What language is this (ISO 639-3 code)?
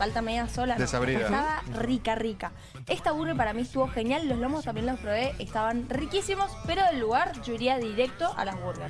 spa